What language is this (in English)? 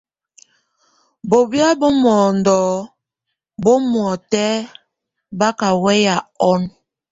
Tunen